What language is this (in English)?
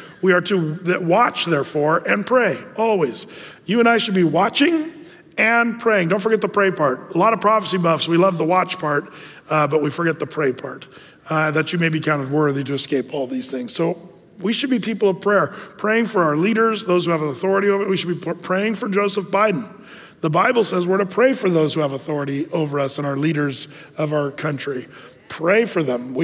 English